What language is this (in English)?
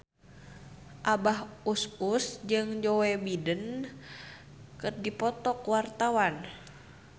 Sundanese